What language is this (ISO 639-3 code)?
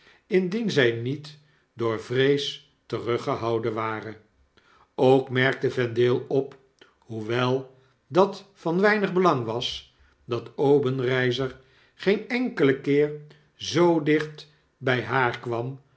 nld